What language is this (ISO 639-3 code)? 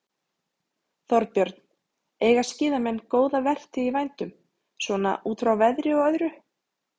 isl